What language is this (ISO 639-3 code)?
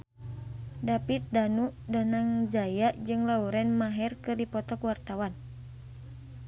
sun